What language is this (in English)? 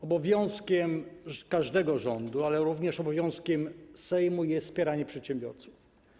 Polish